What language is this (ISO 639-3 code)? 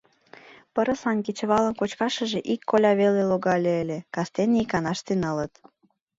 chm